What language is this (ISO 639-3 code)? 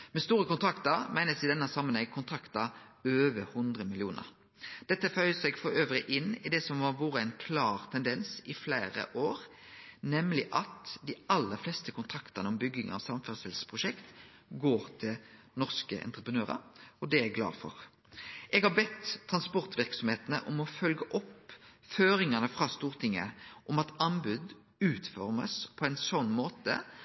nno